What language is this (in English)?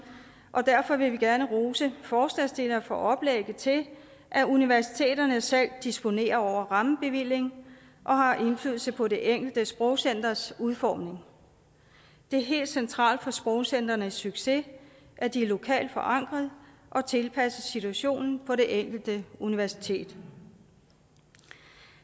Danish